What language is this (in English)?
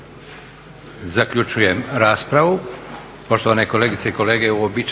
Croatian